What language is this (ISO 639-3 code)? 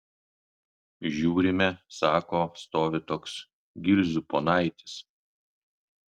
lit